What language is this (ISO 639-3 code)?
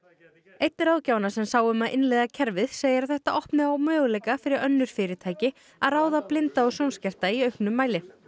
isl